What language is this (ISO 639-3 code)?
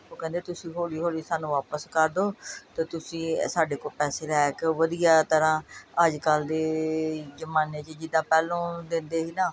pan